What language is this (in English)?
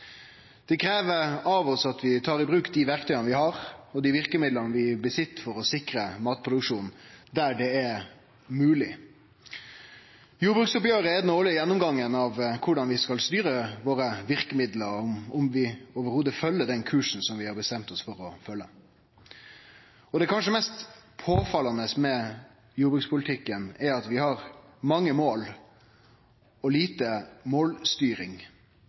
Norwegian Nynorsk